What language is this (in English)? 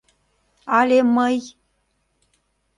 Mari